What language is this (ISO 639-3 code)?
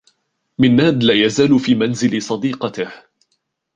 ara